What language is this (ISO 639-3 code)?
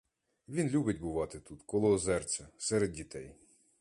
ukr